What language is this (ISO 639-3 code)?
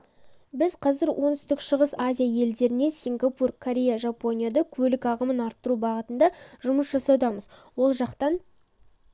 kaz